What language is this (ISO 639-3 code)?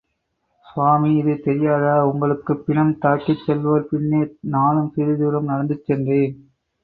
tam